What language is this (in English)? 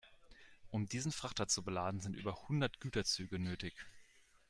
German